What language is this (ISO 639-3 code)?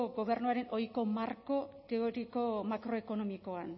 eus